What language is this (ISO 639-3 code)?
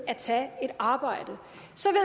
dan